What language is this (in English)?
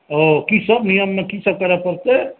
Maithili